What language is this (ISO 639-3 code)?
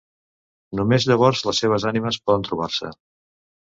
cat